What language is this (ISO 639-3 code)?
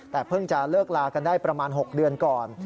tha